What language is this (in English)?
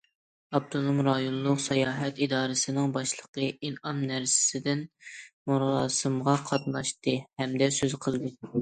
Uyghur